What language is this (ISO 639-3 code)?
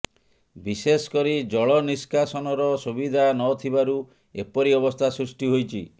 ori